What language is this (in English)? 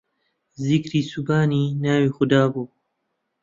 Central Kurdish